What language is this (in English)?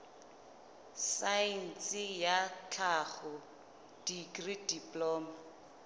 Southern Sotho